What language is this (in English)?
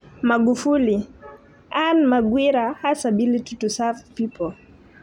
Kalenjin